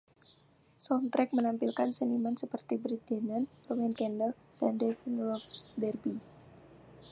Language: Indonesian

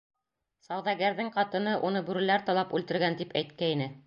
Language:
Bashkir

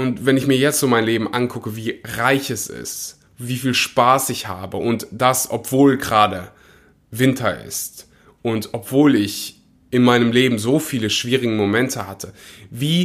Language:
German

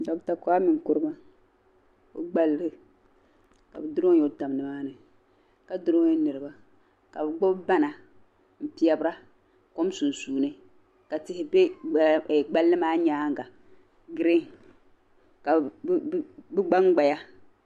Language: Dagbani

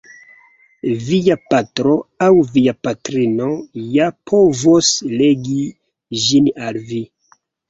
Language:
Esperanto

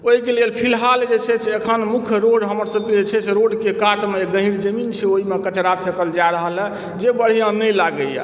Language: Maithili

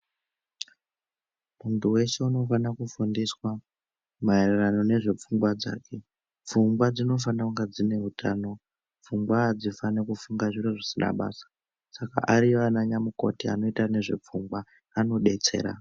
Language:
Ndau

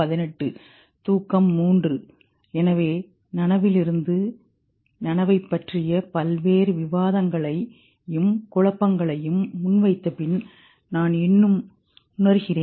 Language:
Tamil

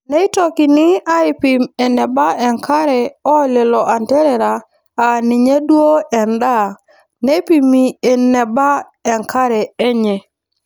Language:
Masai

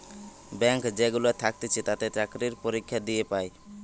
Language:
Bangla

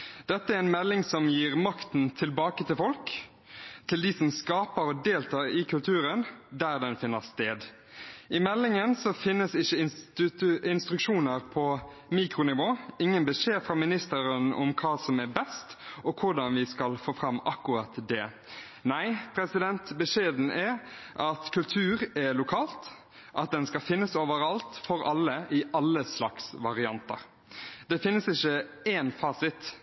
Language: Norwegian Bokmål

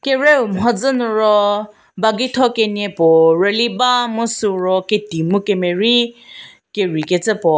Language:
Angami Naga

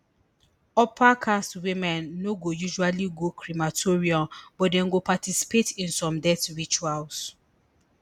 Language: Nigerian Pidgin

